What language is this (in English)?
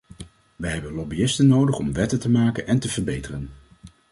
Dutch